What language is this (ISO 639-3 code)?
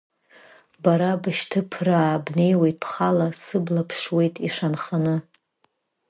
abk